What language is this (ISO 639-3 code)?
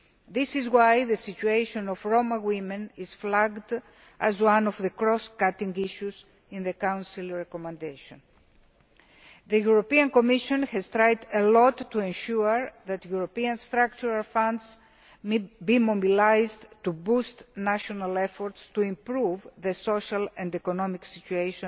eng